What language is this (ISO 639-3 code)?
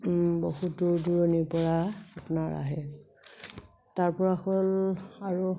asm